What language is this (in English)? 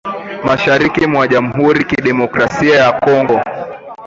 Swahili